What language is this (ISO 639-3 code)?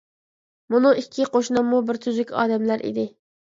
uig